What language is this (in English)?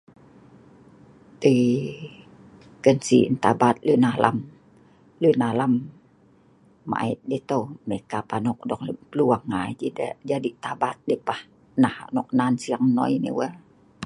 Sa'ban